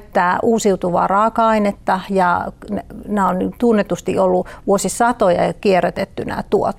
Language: Finnish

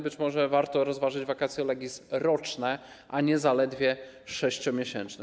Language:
Polish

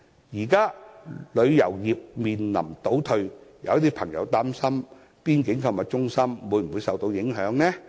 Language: Cantonese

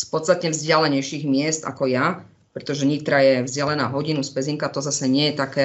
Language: Slovak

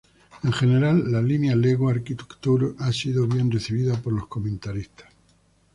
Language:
Spanish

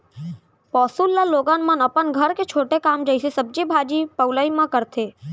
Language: Chhattisgarhi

